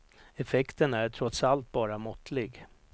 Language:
Swedish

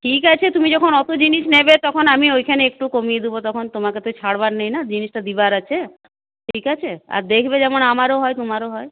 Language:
Bangla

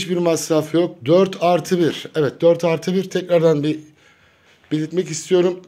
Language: Turkish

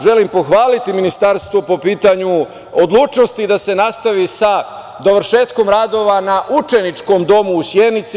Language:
Serbian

